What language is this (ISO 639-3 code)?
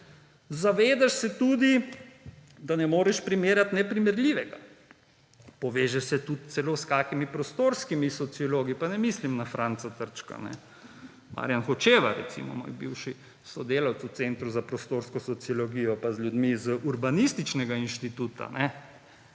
slv